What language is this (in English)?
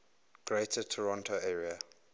English